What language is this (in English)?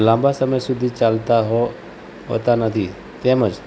Gujarati